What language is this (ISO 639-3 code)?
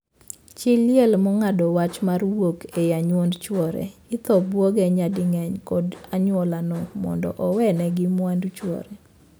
luo